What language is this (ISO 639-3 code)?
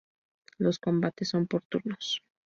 spa